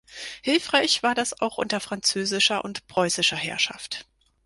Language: German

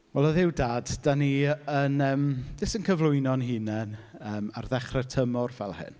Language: Welsh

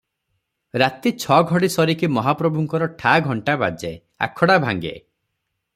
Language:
Odia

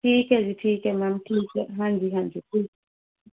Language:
Punjabi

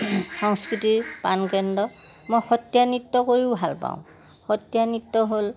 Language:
Assamese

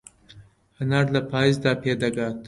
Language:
Central Kurdish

